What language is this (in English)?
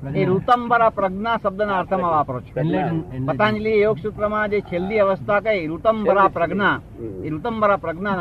Gujarati